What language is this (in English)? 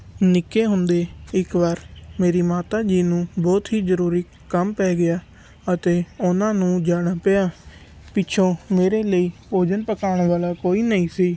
Punjabi